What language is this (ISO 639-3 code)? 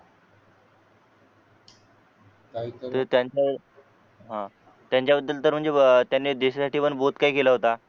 mar